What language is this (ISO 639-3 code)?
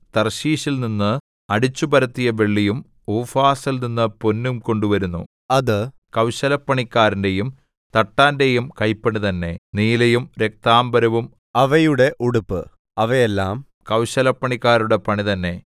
mal